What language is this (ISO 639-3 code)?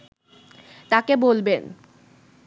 ben